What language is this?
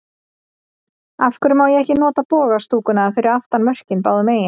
Icelandic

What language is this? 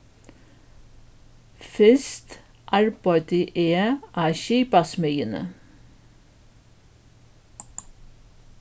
Faroese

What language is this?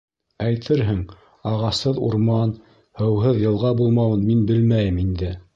Bashkir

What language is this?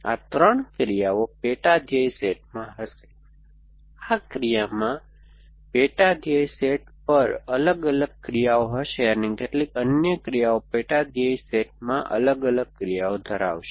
Gujarati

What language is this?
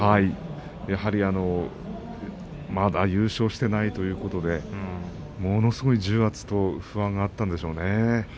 Japanese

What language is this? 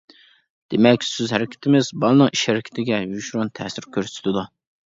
Uyghur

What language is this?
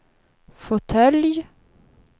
Swedish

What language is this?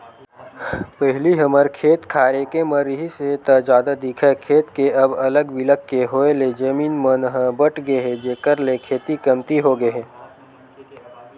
Chhattisgarhi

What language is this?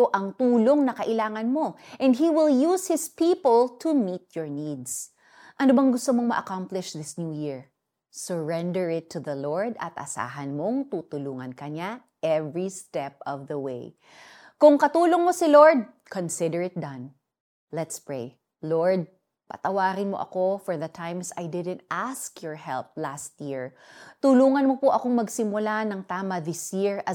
Filipino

